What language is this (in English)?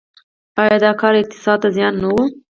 Pashto